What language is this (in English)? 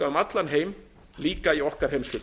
Icelandic